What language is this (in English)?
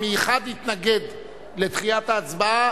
Hebrew